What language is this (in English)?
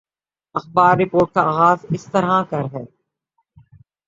Urdu